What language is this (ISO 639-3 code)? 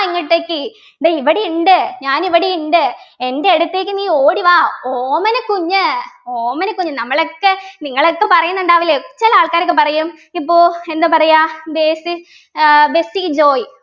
mal